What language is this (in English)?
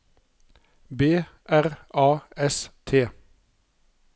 Norwegian